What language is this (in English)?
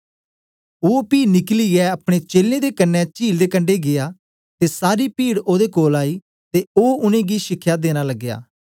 Dogri